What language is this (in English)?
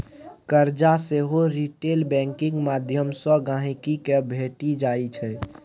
Maithili